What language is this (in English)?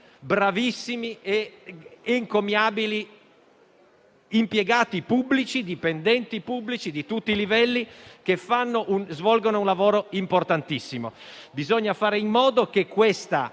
Italian